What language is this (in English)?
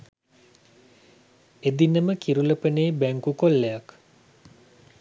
Sinhala